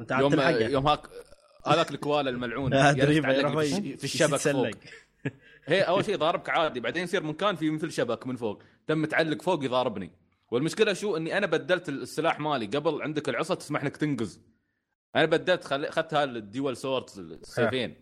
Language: Arabic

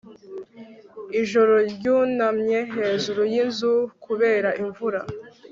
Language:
Kinyarwanda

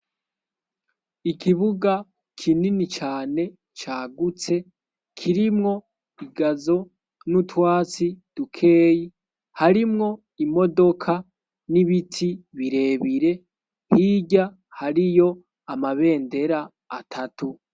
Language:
Rundi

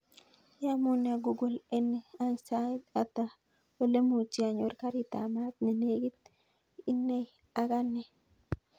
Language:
Kalenjin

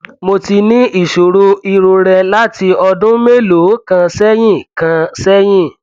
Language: Yoruba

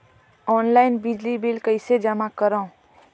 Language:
Chhattisgarhi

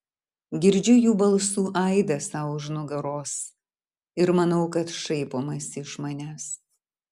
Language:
Lithuanian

